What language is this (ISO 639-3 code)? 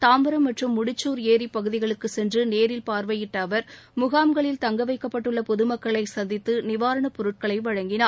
tam